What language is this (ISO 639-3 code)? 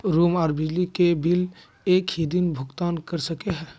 mag